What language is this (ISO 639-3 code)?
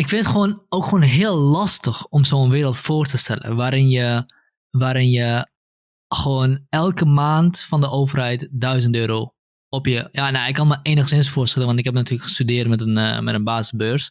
nld